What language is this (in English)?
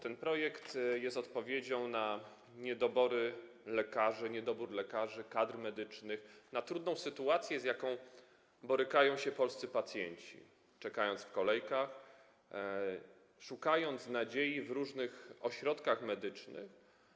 Polish